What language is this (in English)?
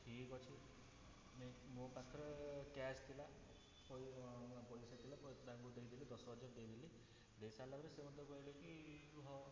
Odia